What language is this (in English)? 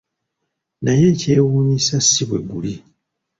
Ganda